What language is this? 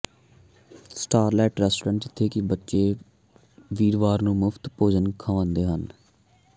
Punjabi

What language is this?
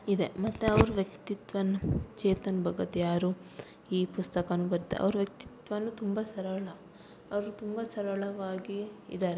Kannada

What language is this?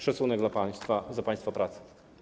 Polish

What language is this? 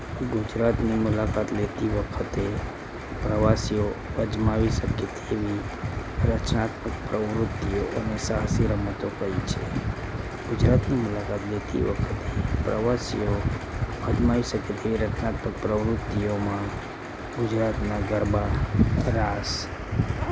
Gujarati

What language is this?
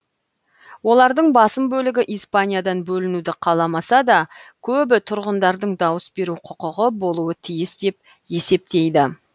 Kazakh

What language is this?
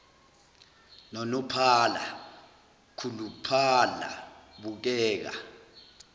Zulu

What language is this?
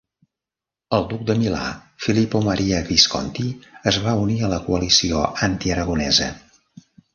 Catalan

